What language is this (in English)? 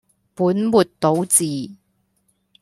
Cantonese